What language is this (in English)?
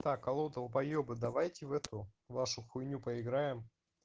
Russian